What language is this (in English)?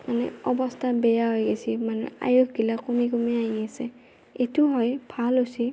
Assamese